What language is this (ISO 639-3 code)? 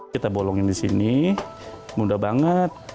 ind